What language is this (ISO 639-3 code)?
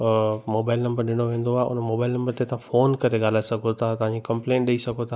snd